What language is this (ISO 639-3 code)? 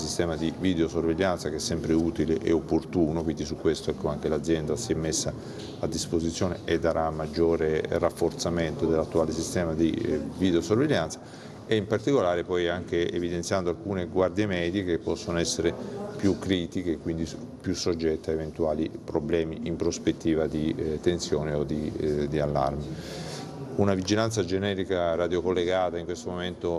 ita